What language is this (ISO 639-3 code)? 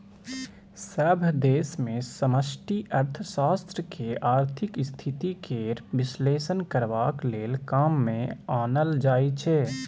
mai